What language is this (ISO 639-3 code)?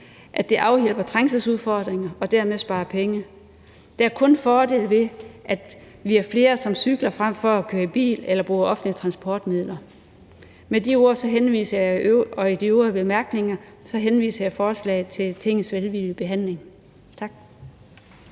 dan